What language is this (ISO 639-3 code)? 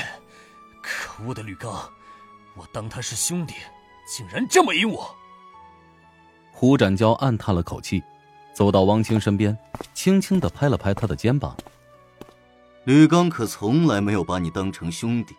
zho